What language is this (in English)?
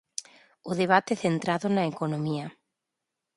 Galician